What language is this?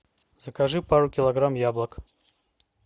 Russian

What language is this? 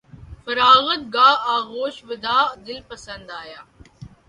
Urdu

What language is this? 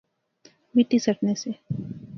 Pahari-Potwari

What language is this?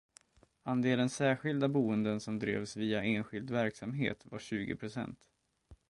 Swedish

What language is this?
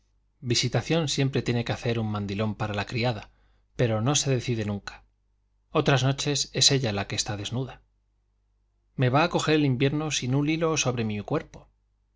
Spanish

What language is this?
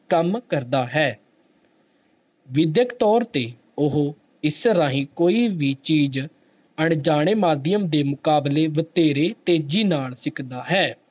Punjabi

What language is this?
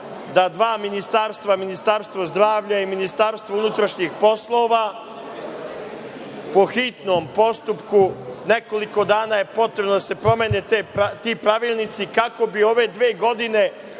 Serbian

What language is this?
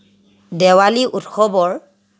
Assamese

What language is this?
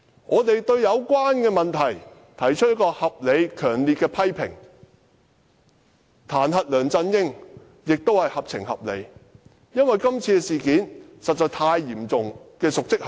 Cantonese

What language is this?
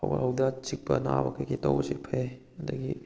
Manipuri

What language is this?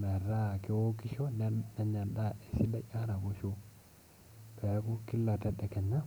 Masai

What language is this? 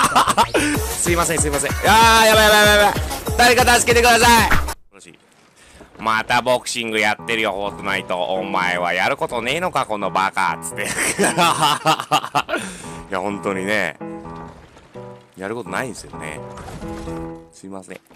Japanese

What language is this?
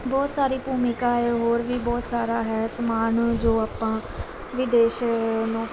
Punjabi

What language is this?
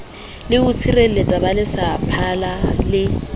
Southern Sotho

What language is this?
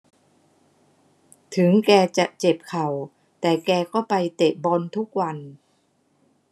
Thai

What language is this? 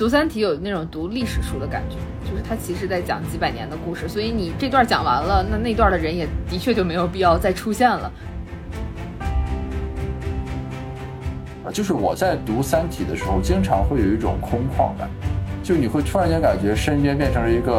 Chinese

